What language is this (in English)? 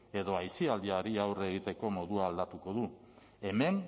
Basque